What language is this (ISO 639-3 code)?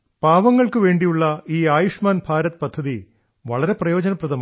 mal